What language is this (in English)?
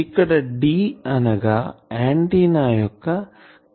Telugu